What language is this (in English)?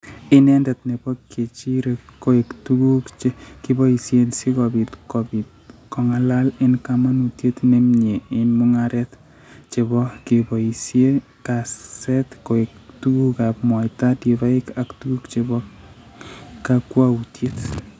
Kalenjin